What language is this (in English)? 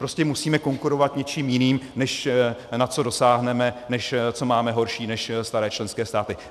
Czech